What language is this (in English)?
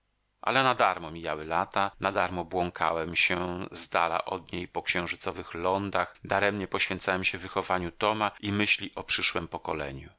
Polish